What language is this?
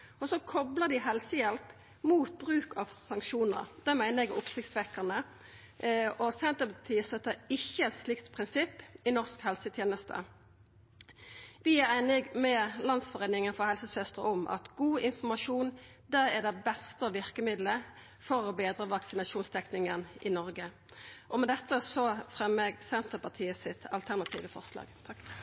Norwegian Nynorsk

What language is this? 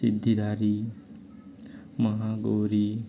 Odia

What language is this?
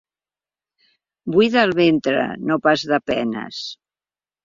Catalan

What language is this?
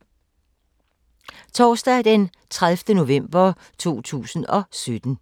Danish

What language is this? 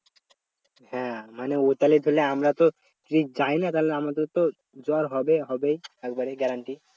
Bangla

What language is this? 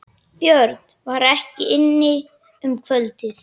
Icelandic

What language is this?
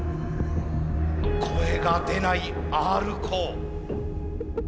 Japanese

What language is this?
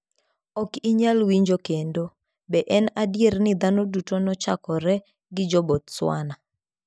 Luo (Kenya and Tanzania)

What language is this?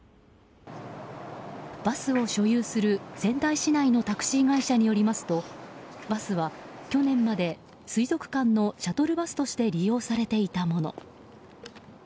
Japanese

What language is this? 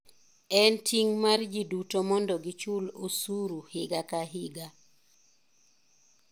Luo (Kenya and Tanzania)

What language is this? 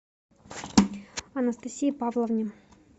Russian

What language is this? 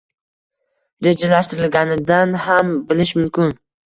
Uzbek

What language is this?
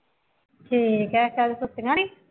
Punjabi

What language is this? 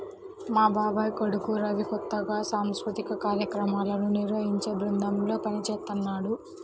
Telugu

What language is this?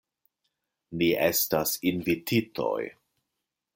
Esperanto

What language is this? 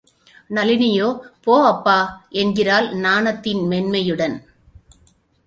Tamil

